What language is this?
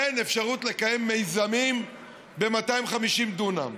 Hebrew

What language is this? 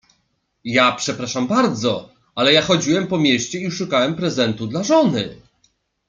Polish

